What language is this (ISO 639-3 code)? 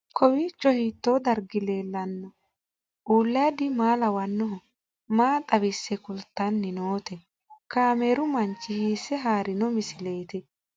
sid